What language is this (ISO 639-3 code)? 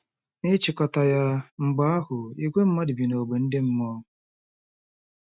ibo